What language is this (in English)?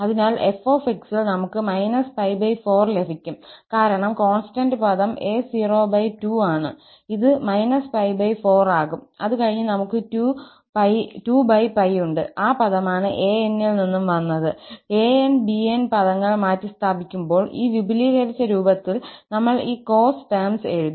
Malayalam